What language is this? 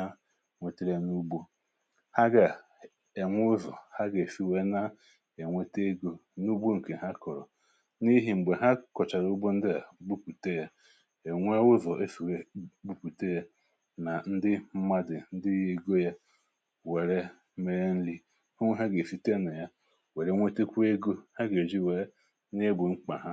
Igbo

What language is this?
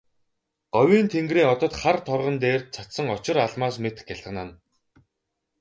Mongolian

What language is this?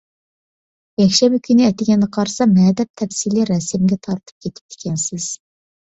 Uyghur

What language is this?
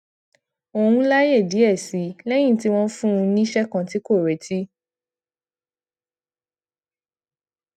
Yoruba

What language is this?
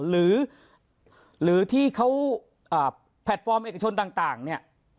Thai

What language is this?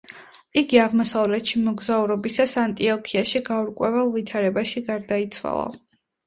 Georgian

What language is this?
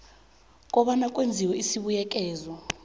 South Ndebele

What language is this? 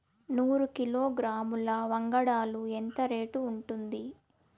Telugu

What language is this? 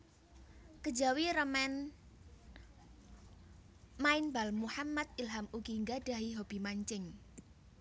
Javanese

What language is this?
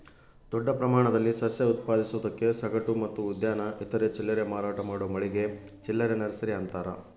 Kannada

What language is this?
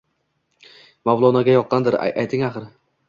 Uzbek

